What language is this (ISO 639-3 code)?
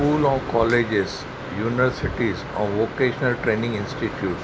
snd